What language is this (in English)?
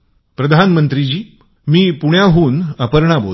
Marathi